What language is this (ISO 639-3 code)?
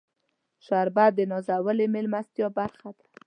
pus